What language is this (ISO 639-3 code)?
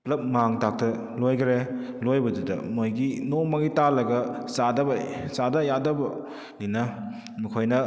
mni